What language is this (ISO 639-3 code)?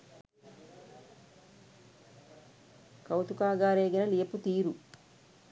sin